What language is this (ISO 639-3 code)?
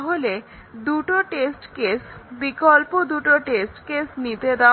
ben